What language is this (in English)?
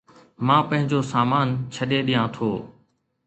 Sindhi